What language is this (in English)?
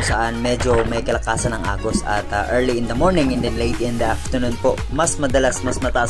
Filipino